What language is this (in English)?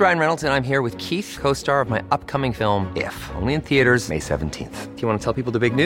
Filipino